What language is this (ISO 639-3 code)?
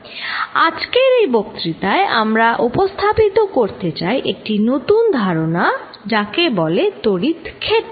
ben